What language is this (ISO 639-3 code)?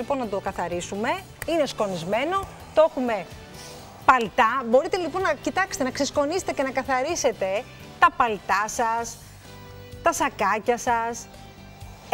ell